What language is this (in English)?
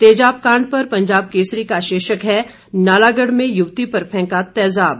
Hindi